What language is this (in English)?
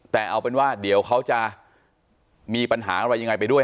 Thai